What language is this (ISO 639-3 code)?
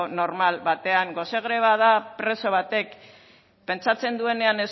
eus